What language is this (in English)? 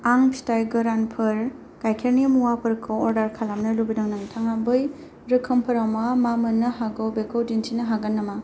Bodo